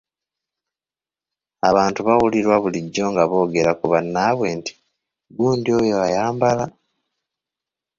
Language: Ganda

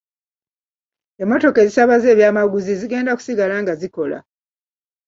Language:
Ganda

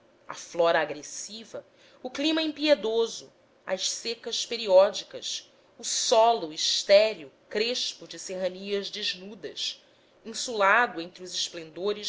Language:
Portuguese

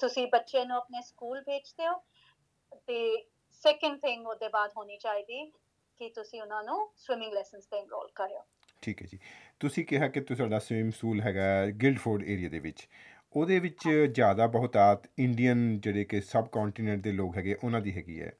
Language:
Punjabi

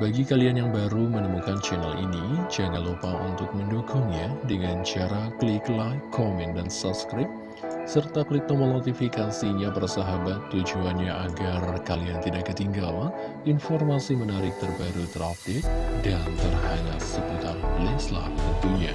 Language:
Indonesian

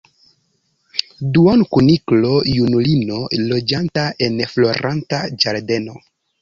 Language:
Esperanto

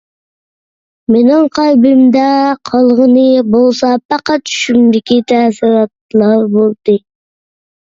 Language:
Uyghur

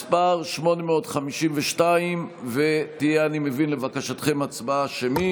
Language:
Hebrew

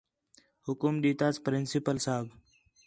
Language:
Khetrani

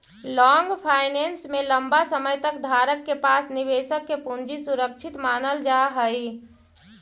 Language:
Magahi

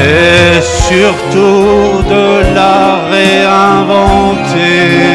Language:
French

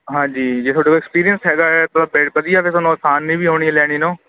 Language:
Punjabi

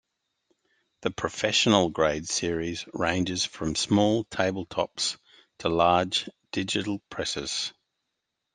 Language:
English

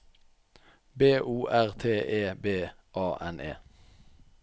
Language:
Norwegian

